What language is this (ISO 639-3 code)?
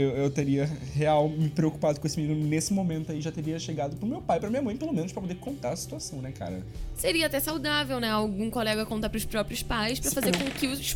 por